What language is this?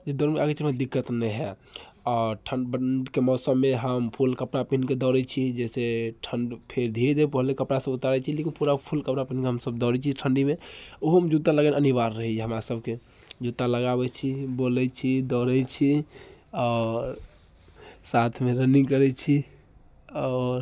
Maithili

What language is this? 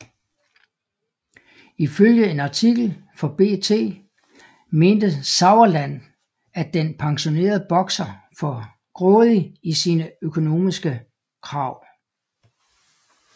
Danish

